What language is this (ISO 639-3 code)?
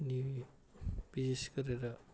nep